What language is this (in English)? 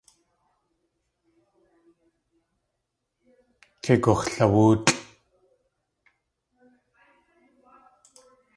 Tlingit